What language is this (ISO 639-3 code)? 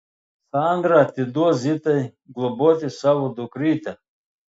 lit